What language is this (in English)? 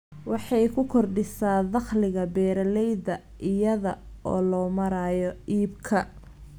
Somali